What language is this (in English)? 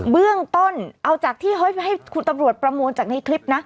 Thai